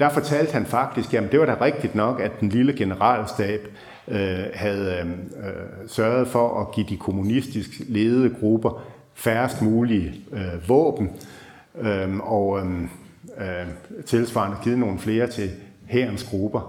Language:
Danish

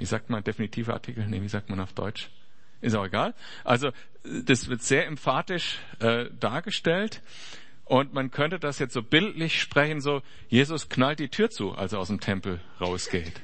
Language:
German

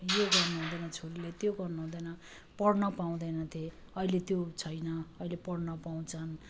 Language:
Nepali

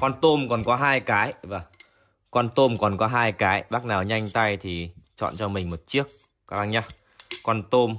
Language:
Vietnamese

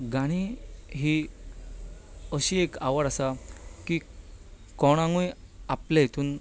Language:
Konkani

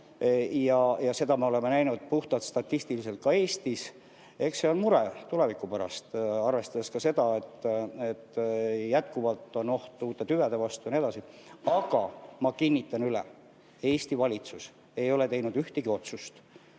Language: Estonian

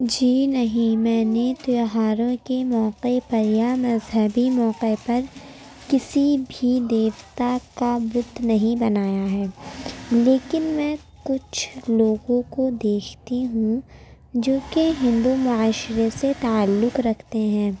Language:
Urdu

